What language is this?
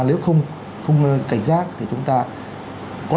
Vietnamese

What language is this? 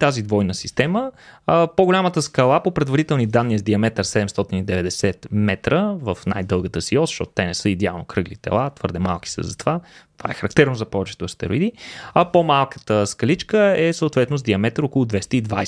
Bulgarian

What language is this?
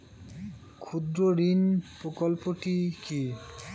Bangla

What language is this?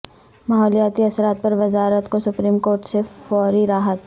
Urdu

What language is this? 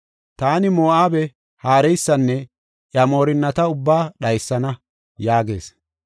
Gofa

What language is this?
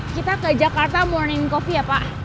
Indonesian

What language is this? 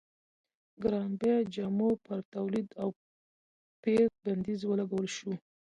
Pashto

